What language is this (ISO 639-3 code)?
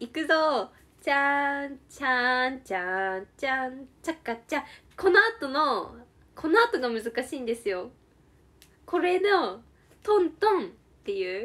jpn